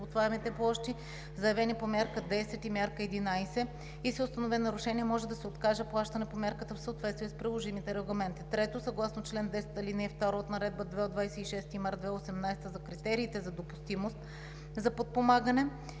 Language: Bulgarian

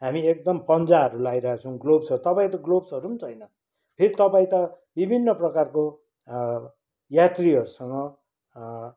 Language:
Nepali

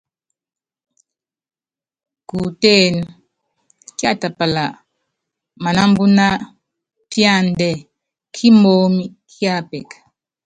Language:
Yangben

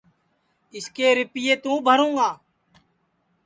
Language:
Sansi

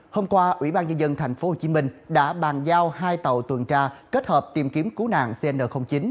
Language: Vietnamese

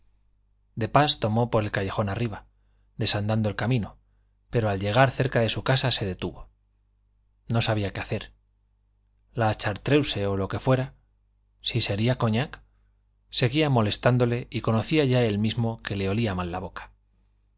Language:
Spanish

